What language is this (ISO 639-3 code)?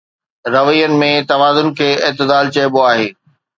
snd